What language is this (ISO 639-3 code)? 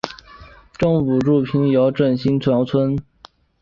zho